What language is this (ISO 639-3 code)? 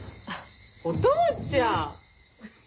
jpn